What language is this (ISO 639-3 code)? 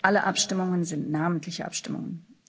deu